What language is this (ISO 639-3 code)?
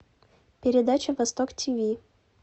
rus